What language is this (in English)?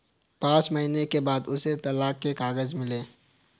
Hindi